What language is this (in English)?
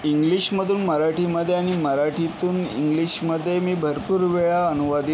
Marathi